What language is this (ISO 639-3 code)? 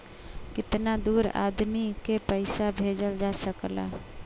bho